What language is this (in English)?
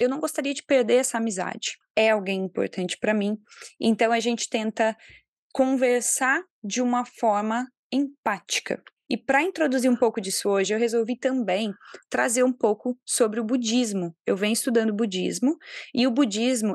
Portuguese